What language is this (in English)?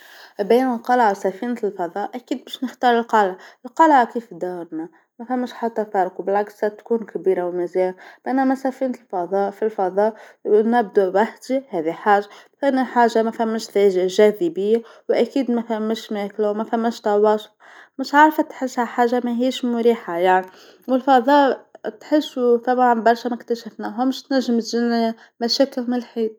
Tunisian Arabic